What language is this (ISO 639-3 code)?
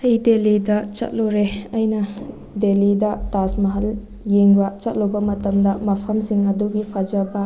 mni